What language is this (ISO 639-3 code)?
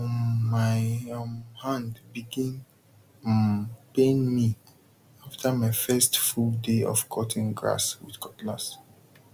pcm